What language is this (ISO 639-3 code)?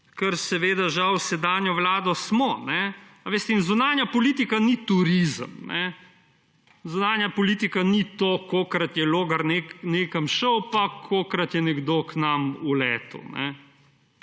slv